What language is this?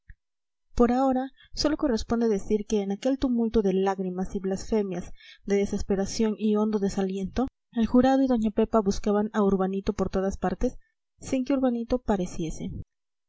Spanish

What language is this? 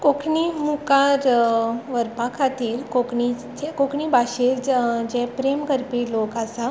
Konkani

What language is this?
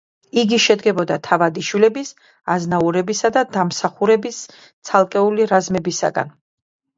Georgian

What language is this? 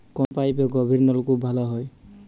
Bangla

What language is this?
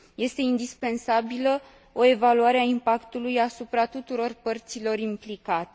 Romanian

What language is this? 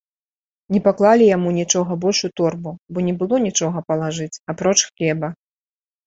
Belarusian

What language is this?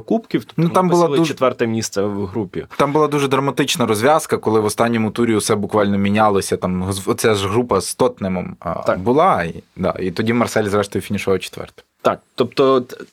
Ukrainian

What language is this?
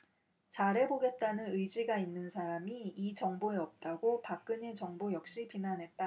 Korean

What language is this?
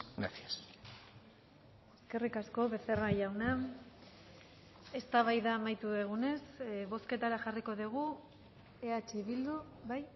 Basque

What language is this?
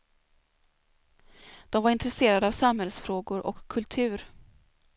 Swedish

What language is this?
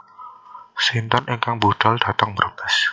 Javanese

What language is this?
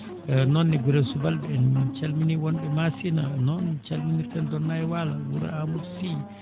Fula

